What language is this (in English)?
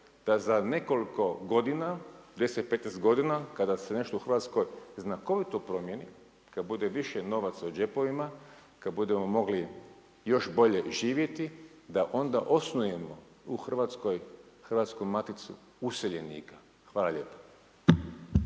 Croatian